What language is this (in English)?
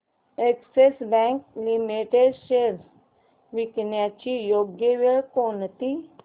Marathi